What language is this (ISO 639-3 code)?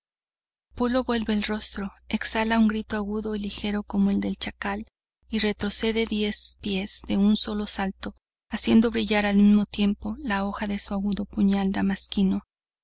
spa